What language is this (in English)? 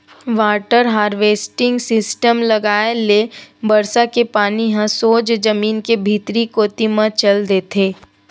Chhattisgarhi